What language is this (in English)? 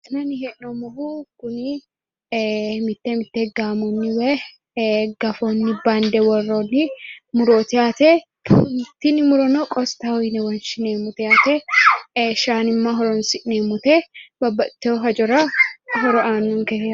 Sidamo